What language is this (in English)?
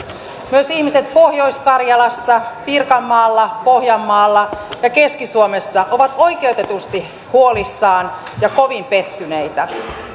Finnish